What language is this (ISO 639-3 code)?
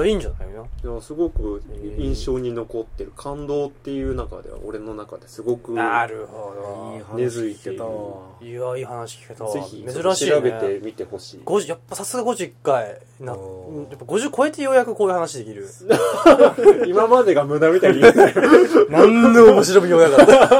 jpn